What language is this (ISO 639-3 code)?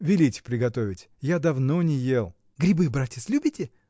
rus